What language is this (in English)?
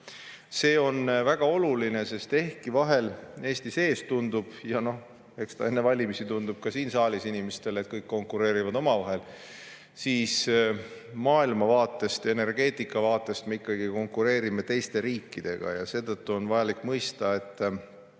Estonian